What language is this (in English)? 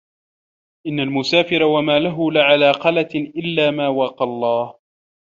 Arabic